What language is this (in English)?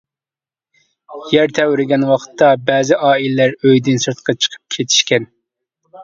Uyghur